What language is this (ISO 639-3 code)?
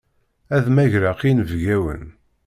kab